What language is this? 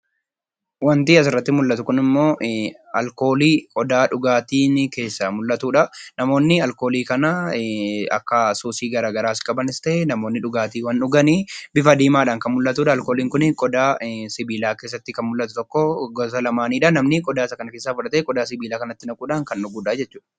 Oromo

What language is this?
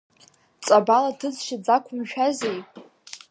Abkhazian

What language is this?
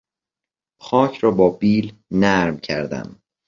Persian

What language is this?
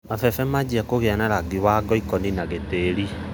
Kikuyu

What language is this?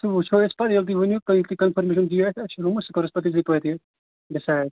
Kashmiri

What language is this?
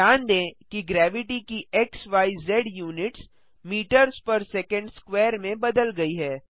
Hindi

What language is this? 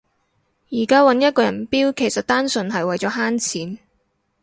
Cantonese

